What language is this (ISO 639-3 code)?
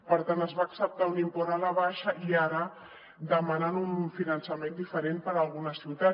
cat